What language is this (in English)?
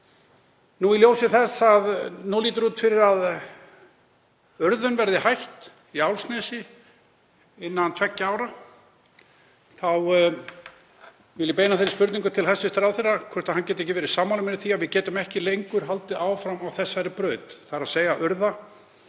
Icelandic